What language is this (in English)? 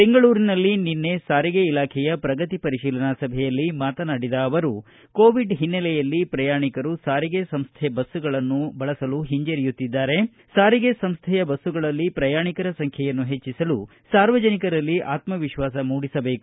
Kannada